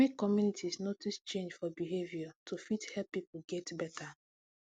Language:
Nigerian Pidgin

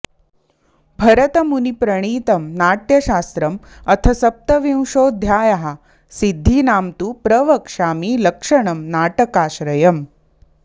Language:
Sanskrit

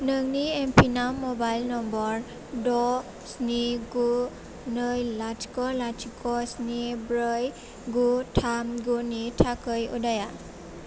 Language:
Bodo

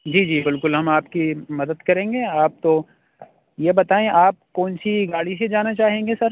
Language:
Urdu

